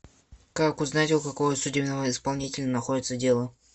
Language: Russian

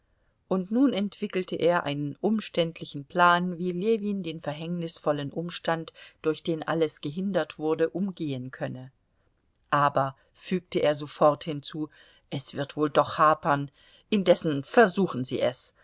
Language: German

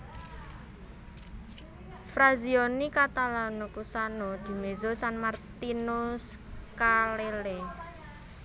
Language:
Javanese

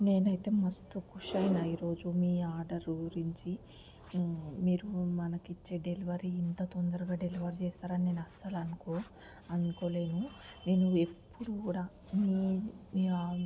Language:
Telugu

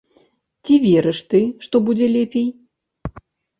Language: Belarusian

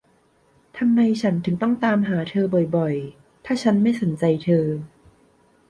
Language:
Thai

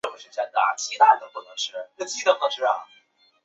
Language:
Chinese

